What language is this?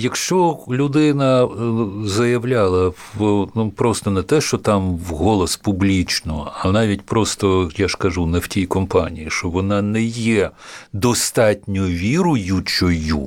Ukrainian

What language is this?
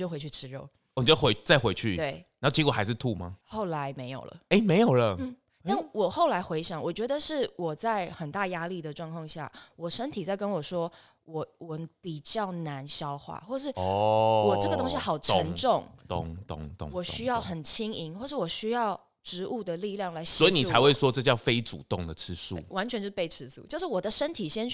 Chinese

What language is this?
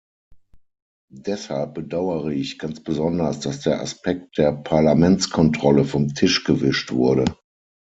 German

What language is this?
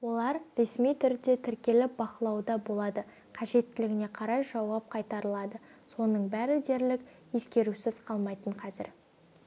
Kazakh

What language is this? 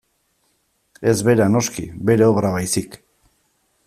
Basque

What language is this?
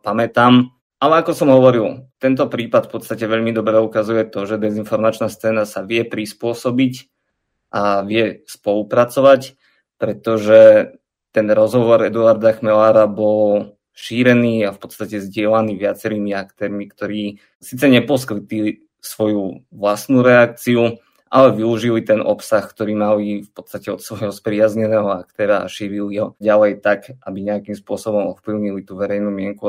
Slovak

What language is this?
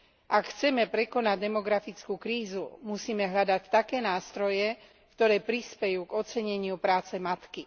Slovak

